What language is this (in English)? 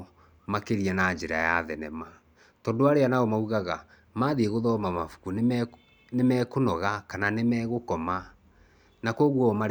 Kikuyu